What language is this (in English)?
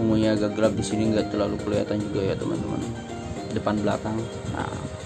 Indonesian